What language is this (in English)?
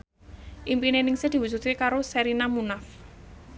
Javanese